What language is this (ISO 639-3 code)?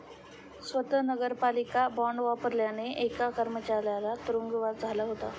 mar